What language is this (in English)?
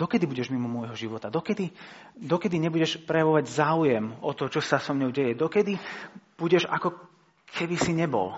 Slovak